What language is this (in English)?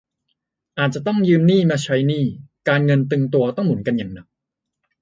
Thai